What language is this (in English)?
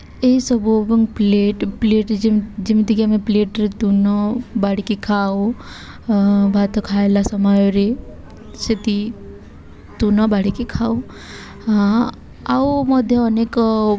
Odia